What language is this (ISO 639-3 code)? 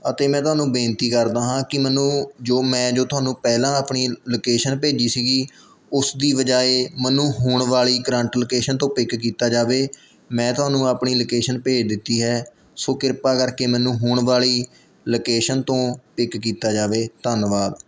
pan